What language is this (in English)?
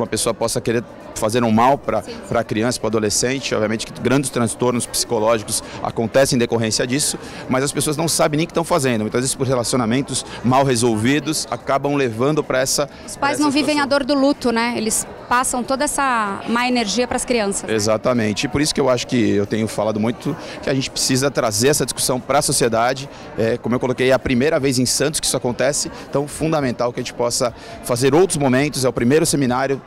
Portuguese